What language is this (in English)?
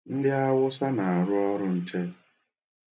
Igbo